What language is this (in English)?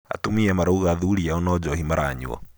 Kikuyu